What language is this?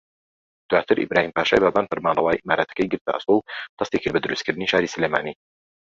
Central Kurdish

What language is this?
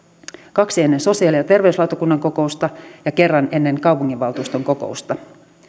Finnish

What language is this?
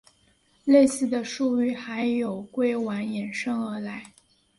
Chinese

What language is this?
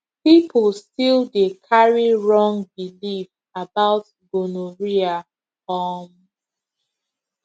Nigerian Pidgin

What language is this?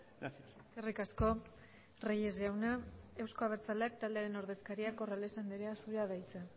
Basque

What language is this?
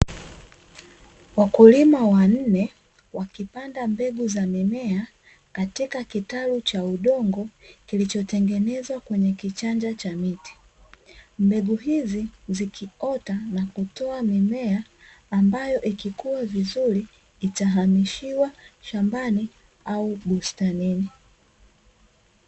Swahili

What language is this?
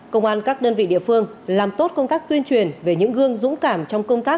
Vietnamese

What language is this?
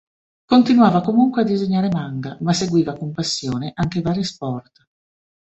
Italian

